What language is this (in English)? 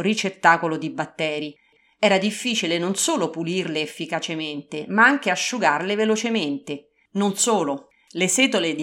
Italian